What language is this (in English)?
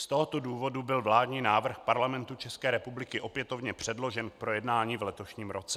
Czech